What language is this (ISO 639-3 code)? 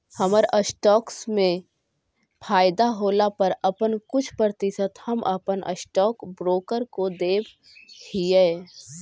mag